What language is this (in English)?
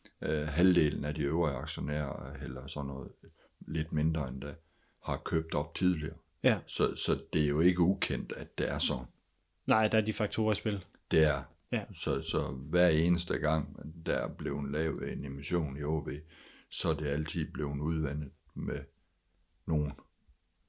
Danish